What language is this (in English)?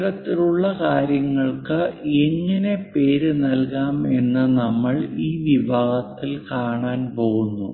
Malayalam